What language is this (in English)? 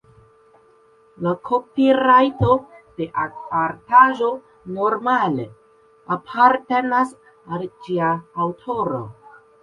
Esperanto